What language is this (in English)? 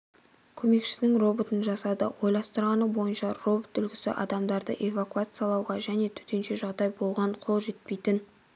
Kazakh